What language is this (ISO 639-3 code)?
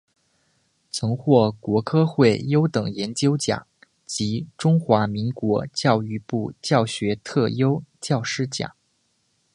zho